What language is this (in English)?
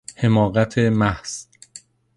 Persian